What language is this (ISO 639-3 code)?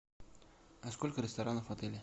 rus